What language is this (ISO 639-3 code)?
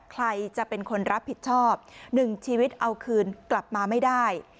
tha